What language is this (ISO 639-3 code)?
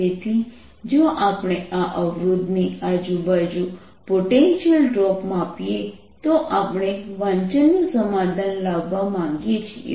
guj